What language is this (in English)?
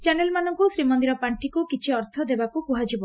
Odia